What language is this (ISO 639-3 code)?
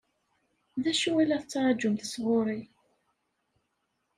kab